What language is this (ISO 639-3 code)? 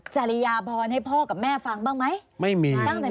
tha